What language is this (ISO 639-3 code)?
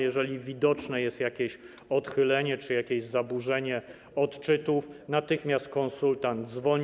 pol